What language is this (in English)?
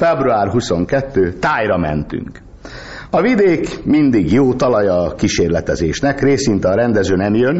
Hungarian